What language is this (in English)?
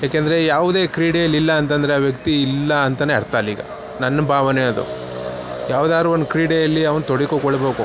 Kannada